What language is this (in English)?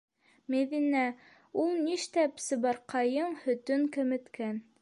Bashkir